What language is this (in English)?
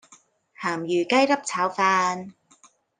Cantonese